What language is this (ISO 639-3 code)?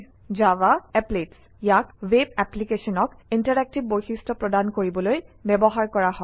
asm